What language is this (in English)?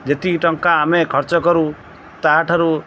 Odia